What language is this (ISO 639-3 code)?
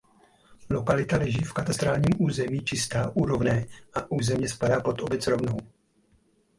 ces